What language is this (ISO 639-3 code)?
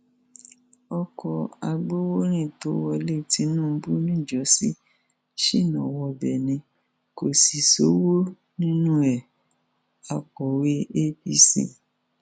yor